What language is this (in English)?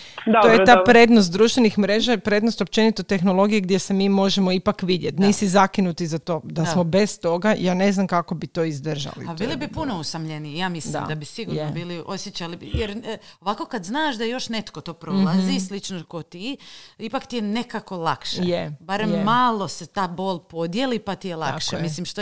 Croatian